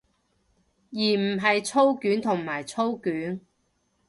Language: Cantonese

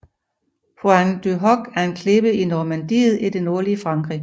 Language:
Danish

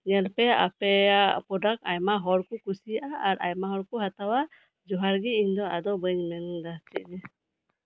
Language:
Santali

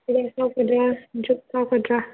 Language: Manipuri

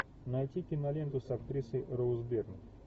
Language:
Russian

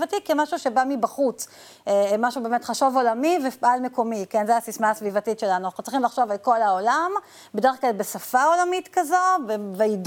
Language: Hebrew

